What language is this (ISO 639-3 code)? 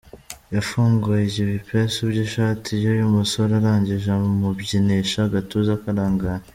kin